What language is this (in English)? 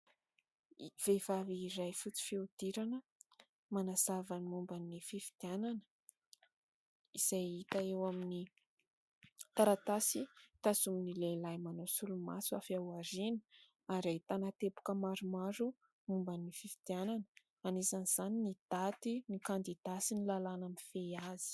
Malagasy